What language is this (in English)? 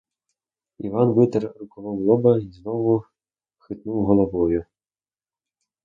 Ukrainian